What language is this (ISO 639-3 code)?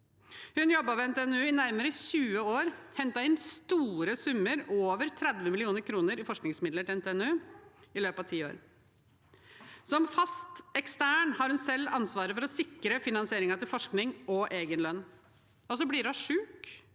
nor